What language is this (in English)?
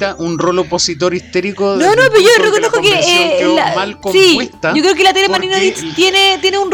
Spanish